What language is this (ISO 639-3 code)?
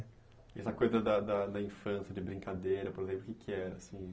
por